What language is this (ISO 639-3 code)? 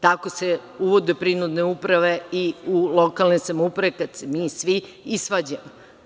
srp